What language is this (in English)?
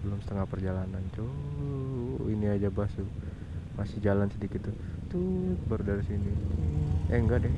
Indonesian